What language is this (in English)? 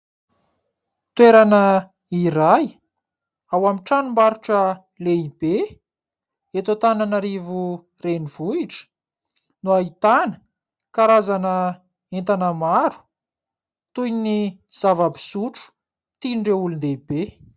Malagasy